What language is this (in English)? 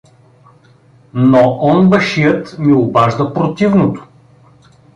Bulgarian